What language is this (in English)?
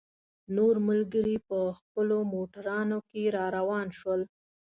Pashto